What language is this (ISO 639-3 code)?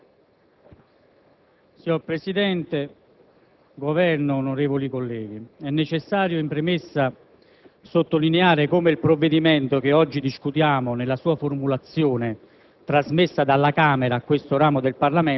ita